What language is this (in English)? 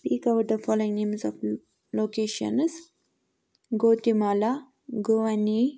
Kashmiri